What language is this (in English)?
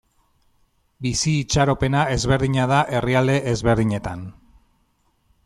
Basque